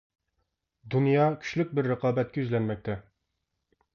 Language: Uyghur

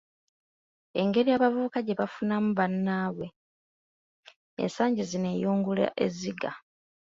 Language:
Ganda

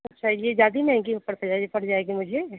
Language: Hindi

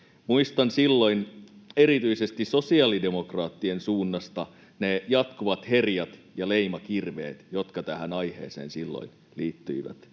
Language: Finnish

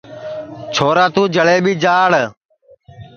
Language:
Sansi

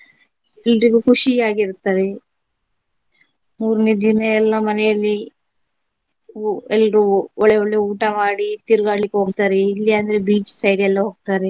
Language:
Kannada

